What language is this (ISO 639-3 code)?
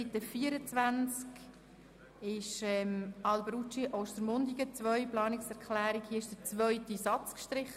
gsw